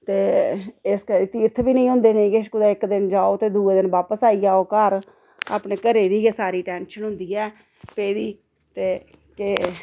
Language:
Dogri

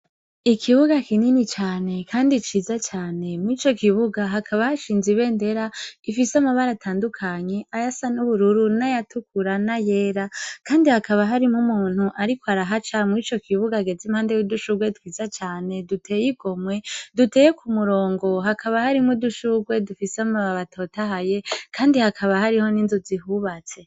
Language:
Rundi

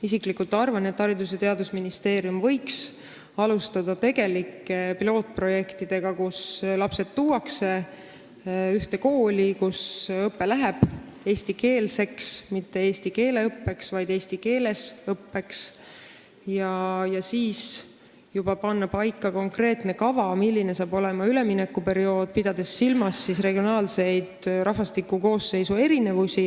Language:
Estonian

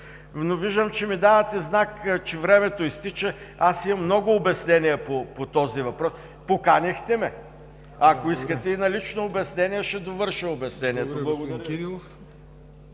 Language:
Bulgarian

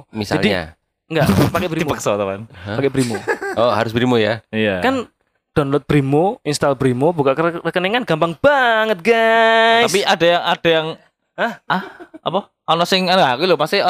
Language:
Indonesian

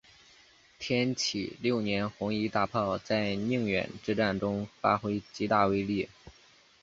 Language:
Chinese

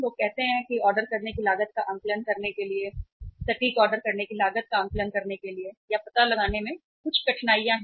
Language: Hindi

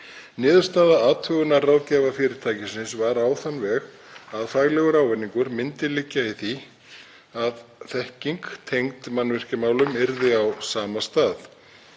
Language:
Icelandic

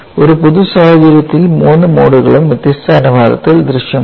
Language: Malayalam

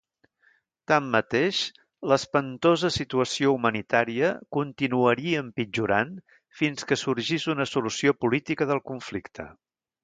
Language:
Catalan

